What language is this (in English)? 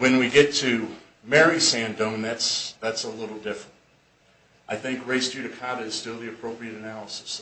English